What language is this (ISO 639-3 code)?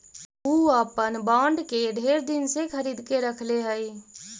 mag